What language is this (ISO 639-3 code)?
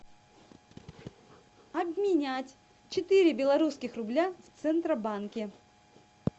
rus